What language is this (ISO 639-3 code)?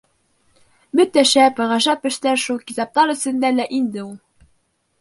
bak